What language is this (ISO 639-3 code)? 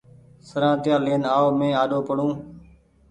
gig